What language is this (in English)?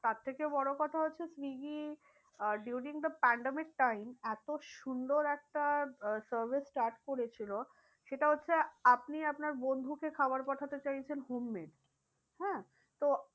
Bangla